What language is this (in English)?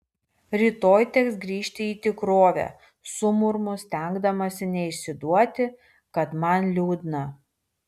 Lithuanian